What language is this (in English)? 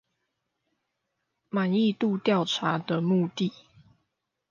Chinese